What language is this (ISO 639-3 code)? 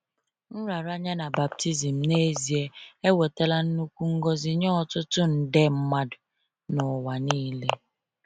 ibo